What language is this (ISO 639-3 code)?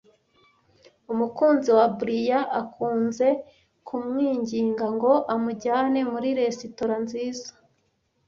kin